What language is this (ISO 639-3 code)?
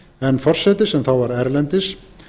isl